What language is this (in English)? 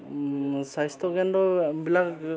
Assamese